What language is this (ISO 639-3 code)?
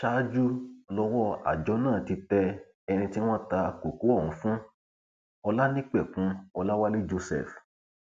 yor